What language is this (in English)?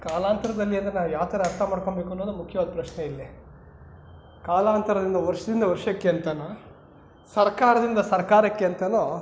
Kannada